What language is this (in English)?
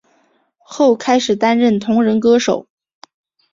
Chinese